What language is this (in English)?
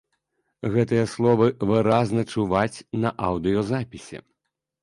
Belarusian